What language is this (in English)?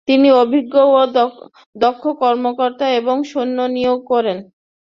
Bangla